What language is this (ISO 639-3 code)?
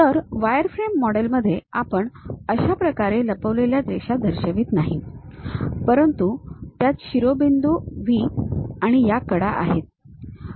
mar